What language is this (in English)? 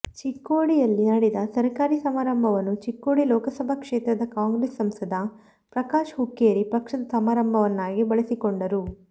Kannada